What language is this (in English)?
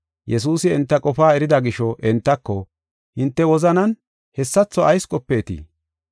Gofa